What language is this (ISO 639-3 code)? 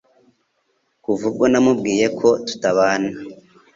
kin